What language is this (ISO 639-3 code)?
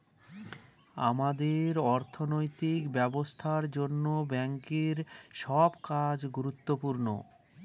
ben